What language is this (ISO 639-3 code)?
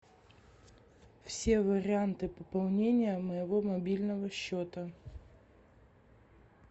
rus